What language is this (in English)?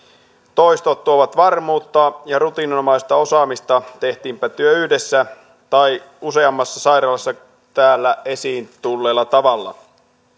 Finnish